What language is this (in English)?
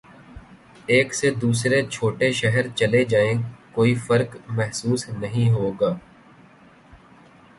Urdu